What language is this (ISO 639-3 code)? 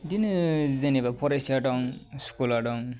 brx